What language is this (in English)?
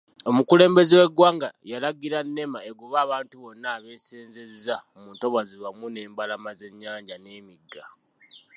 Ganda